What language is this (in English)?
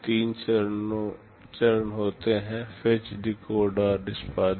Hindi